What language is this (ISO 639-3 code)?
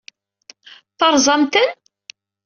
kab